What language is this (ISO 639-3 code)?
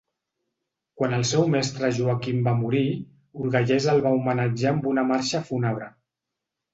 cat